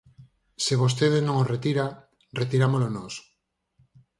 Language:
Galician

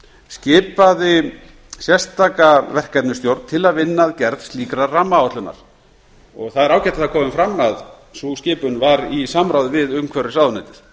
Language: Icelandic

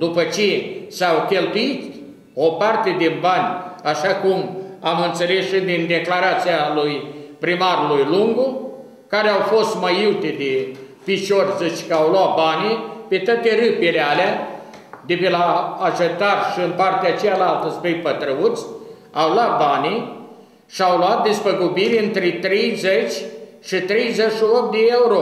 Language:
Romanian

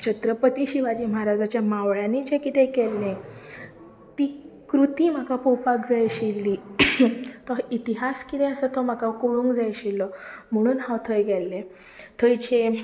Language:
Konkani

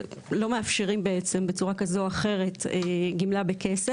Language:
Hebrew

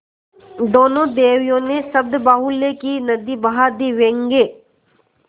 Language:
Hindi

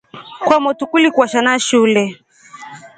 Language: Rombo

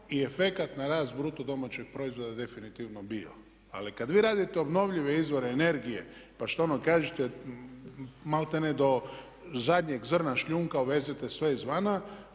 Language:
Croatian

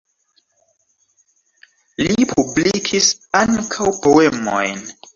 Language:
Esperanto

